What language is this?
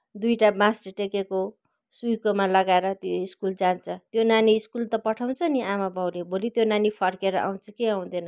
Nepali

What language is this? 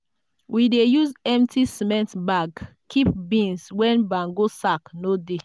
Nigerian Pidgin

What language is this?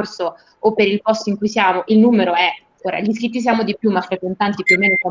Italian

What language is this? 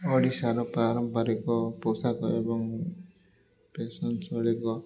Odia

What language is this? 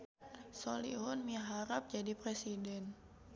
Sundanese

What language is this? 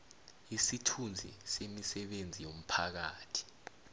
South Ndebele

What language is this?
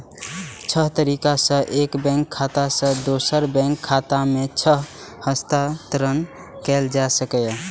Maithili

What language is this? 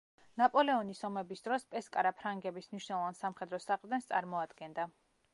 Georgian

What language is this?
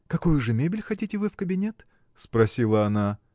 Russian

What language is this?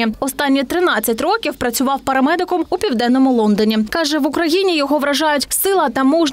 Ukrainian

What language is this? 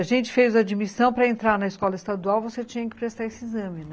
Portuguese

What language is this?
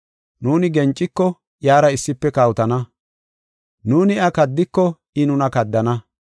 Gofa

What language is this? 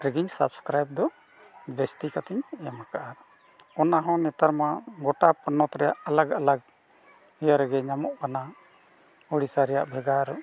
Santali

